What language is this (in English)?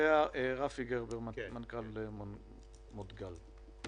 Hebrew